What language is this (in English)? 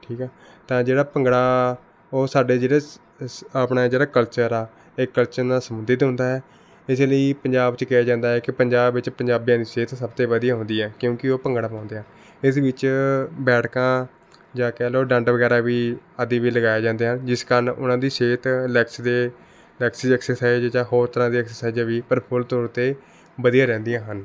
Punjabi